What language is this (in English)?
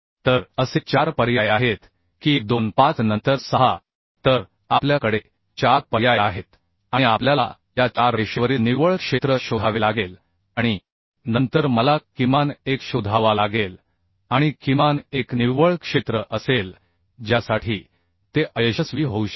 Marathi